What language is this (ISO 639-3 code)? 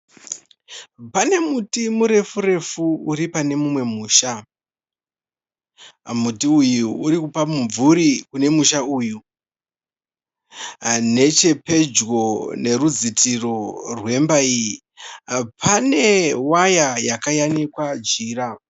sna